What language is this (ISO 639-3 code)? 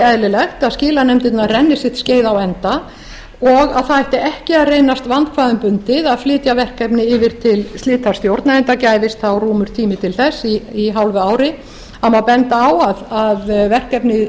isl